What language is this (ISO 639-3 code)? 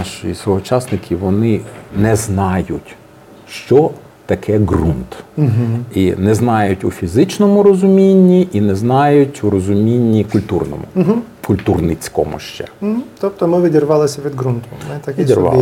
ukr